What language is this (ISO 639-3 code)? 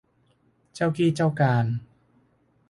tha